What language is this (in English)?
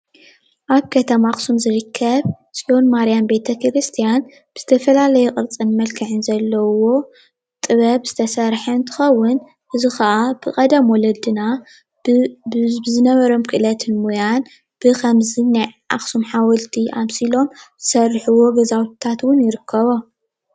Tigrinya